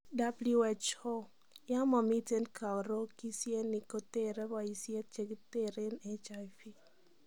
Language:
Kalenjin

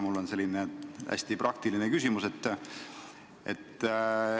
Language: Estonian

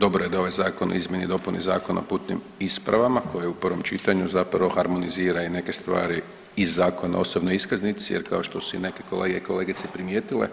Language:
Croatian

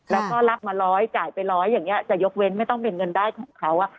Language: Thai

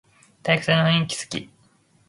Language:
Japanese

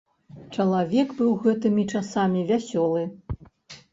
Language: Belarusian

